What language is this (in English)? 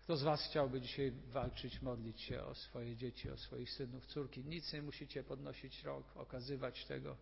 Polish